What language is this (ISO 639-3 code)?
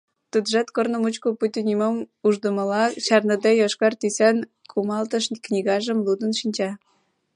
chm